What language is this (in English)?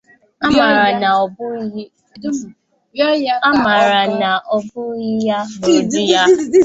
Igbo